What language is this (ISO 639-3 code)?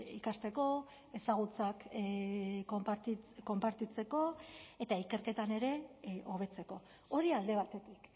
eus